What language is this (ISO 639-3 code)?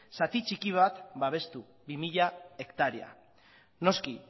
eus